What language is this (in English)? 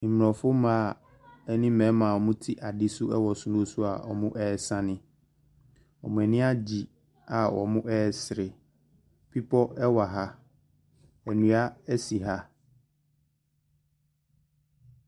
Akan